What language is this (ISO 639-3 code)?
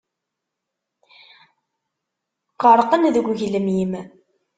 kab